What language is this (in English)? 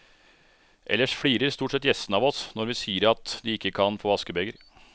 Norwegian